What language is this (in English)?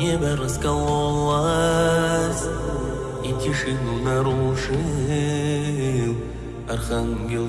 Russian